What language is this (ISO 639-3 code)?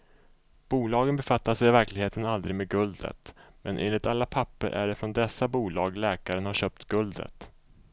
swe